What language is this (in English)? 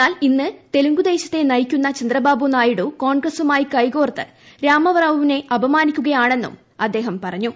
Malayalam